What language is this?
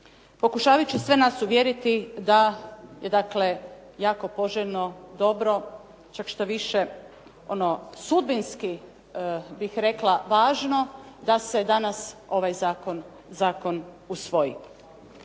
Croatian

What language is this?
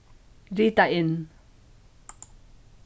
Faroese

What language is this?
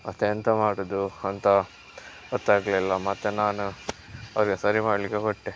Kannada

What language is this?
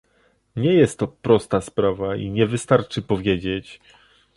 Polish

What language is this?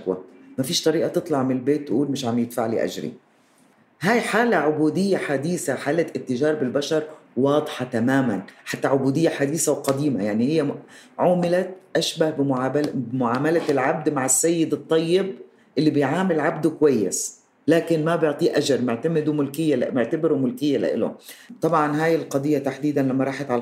Arabic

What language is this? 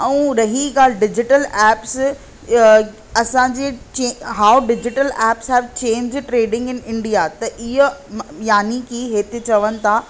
Sindhi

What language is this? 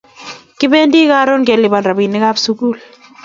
Kalenjin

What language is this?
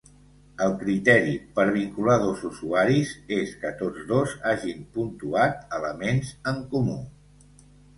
Catalan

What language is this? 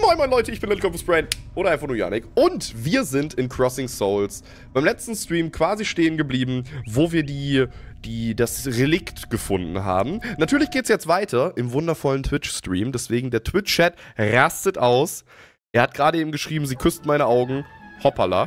German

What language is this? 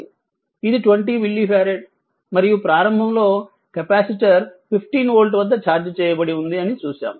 Telugu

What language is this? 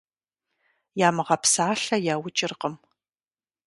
Kabardian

